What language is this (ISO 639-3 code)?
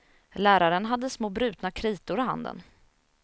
swe